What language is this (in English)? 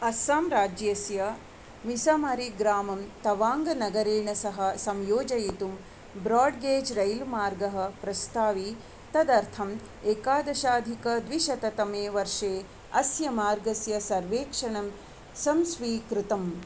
Sanskrit